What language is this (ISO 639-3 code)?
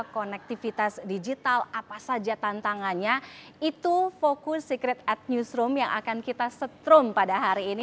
ind